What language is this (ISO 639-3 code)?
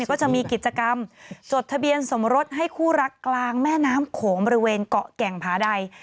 tha